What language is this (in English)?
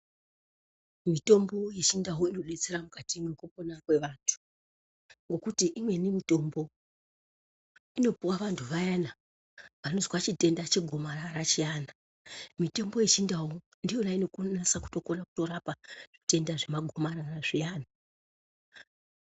Ndau